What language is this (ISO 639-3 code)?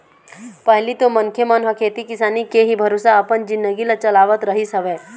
hne